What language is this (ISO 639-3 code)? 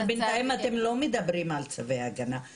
heb